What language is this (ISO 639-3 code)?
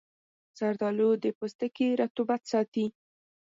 pus